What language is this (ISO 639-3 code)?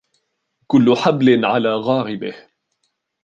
ara